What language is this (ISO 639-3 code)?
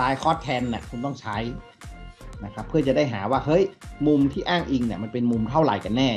tha